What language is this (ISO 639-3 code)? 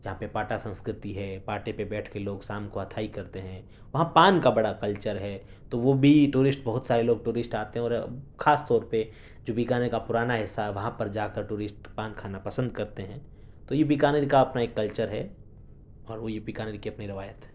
urd